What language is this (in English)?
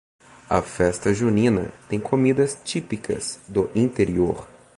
Portuguese